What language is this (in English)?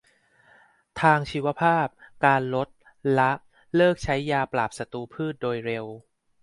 Thai